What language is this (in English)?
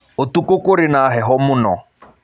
Kikuyu